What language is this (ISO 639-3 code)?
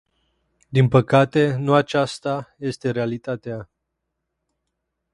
ron